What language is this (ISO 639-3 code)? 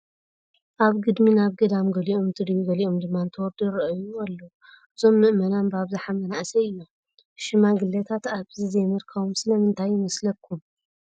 tir